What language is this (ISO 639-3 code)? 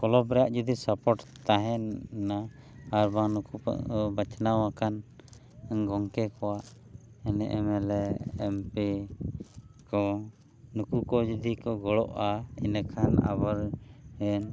sat